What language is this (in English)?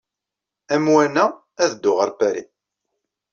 Kabyle